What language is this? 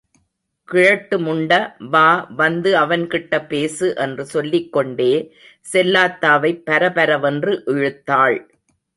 Tamil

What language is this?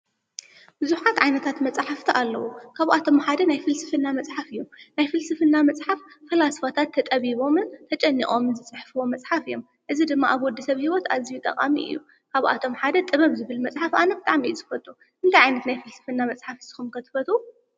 Tigrinya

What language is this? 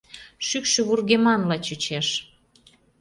Mari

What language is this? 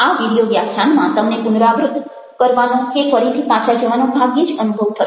Gujarati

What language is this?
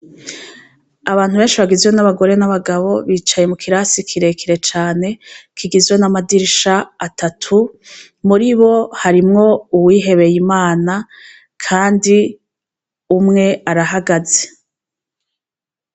Rundi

